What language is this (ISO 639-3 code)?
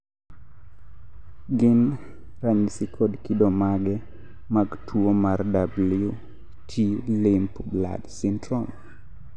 luo